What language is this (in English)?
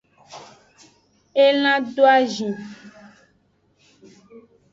Aja (Benin)